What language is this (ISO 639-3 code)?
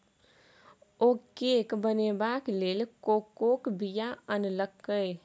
mai